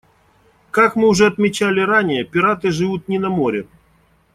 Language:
Russian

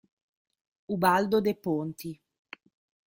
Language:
Italian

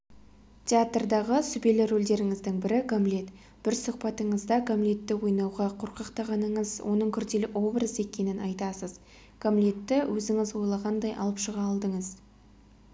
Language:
Kazakh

